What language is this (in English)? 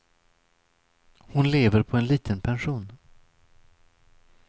Swedish